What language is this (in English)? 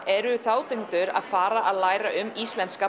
Icelandic